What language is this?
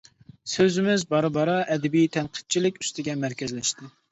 Uyghur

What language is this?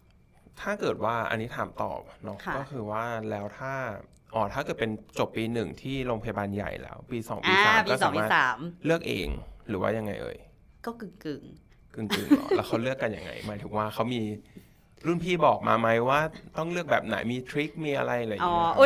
Thai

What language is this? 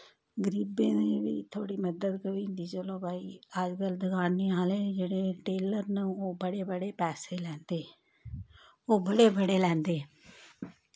Dogri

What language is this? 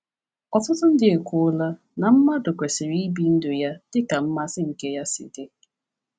Igbo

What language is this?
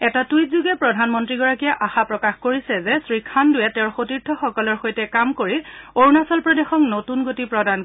Assamese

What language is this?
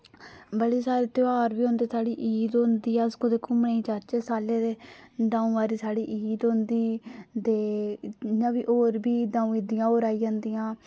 Dogri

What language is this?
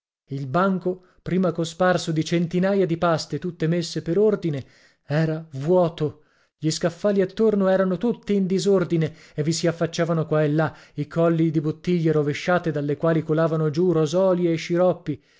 Italian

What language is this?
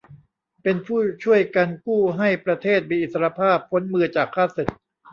Thai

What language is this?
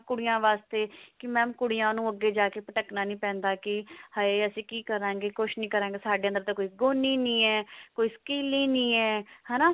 Punjabi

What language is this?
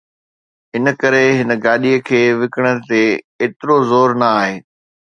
Sindhi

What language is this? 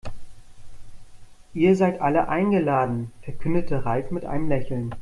German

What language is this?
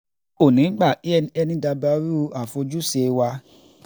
Yoruba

